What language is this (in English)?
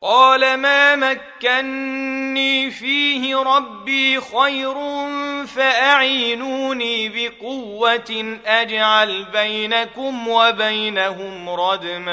Arabic